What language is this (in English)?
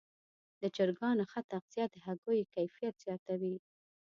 Pashto